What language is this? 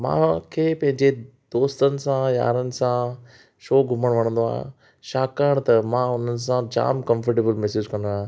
Sindhi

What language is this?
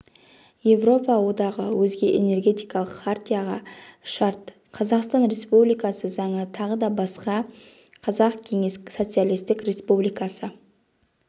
Kazakh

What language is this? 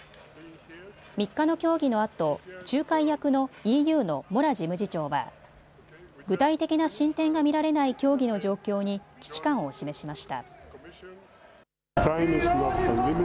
Japanese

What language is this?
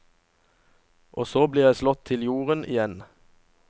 Norwegian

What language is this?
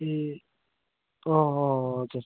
Nepali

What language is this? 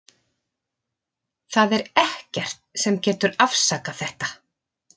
Icelandic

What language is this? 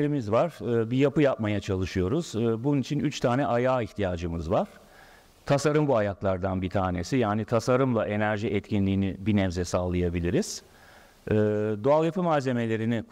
Turkish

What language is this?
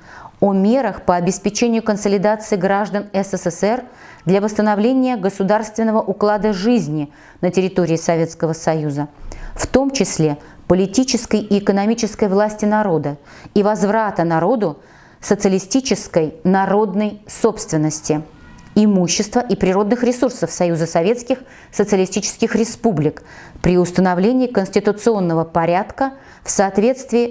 Russian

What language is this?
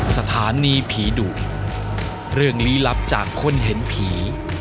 Thai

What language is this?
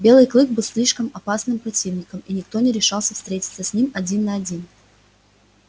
Russian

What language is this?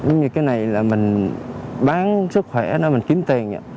Vietnamese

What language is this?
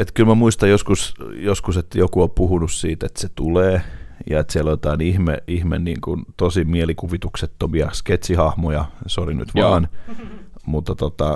Finnish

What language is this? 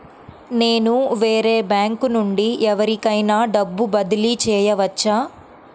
Telugu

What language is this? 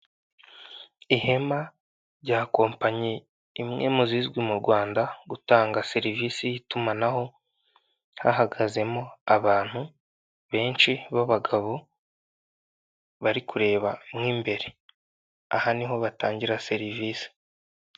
Kinyarwanda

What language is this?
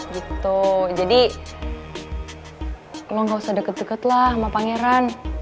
Indonesian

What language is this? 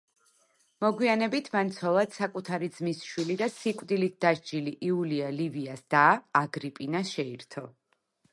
Georgian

